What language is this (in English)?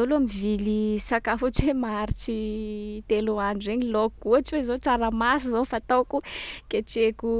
Sakalava Malagasy